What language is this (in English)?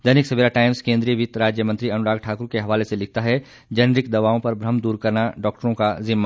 Hindi